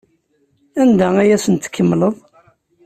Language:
Kabyle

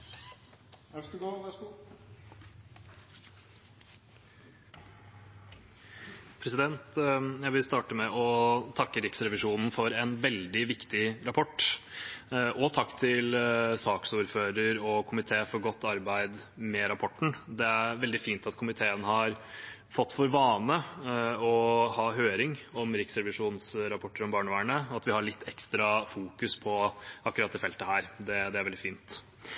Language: Norwegian Bokmål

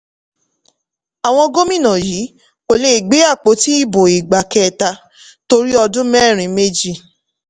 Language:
Yoruba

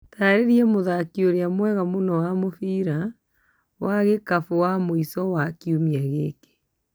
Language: Kikuyu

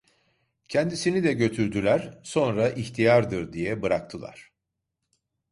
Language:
Turkish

